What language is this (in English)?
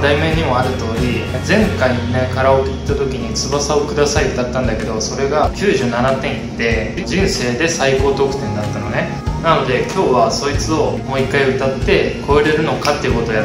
Japanese